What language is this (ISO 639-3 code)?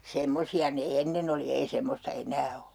fin